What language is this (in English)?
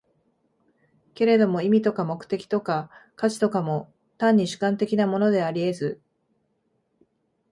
Japanese